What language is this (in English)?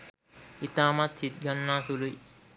Sinhala